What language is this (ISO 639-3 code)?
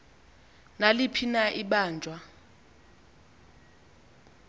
xho